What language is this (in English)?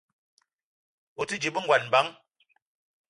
Eton (Cameroon)